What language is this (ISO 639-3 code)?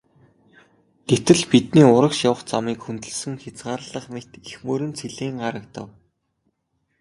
mon